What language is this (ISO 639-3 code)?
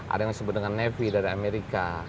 ind